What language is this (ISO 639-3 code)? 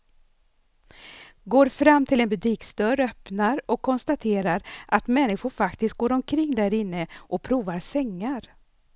swe